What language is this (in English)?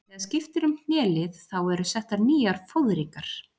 Icelandic